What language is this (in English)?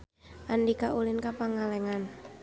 Sundanese